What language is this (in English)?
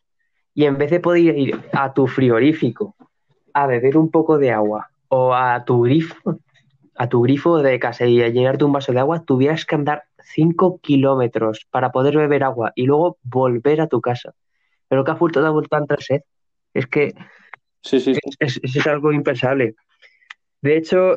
Spanish